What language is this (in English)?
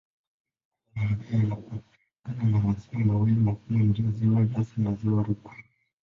Swahili